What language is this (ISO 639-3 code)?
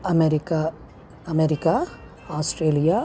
san